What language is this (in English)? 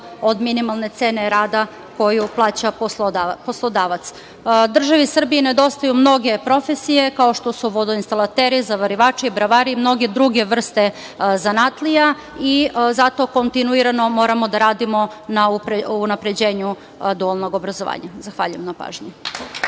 Serbian